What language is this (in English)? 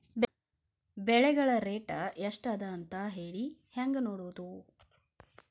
Kannada